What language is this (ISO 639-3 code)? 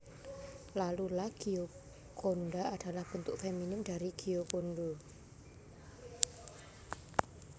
jav